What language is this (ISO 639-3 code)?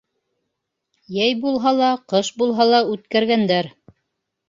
bak